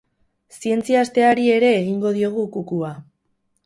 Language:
Basque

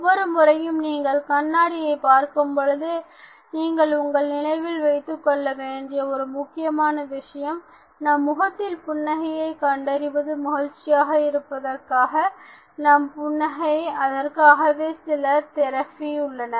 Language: Tamil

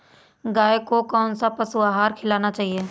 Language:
Hindi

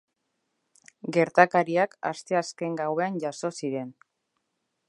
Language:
Basque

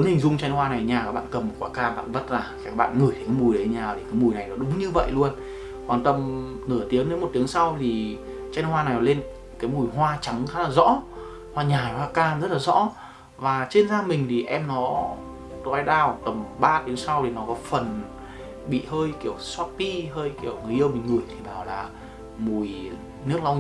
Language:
Vietnamese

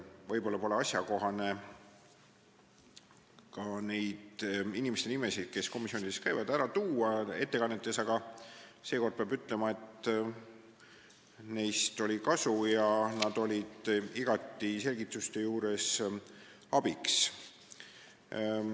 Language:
Estonian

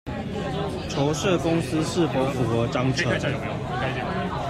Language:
Chinese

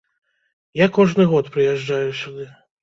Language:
Belarusian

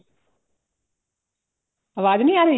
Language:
Punjabi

